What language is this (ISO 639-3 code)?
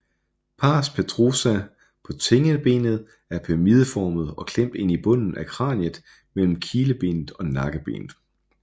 dan